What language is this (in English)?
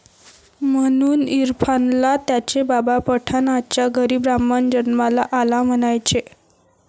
Marathi